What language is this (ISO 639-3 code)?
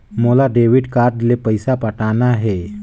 hne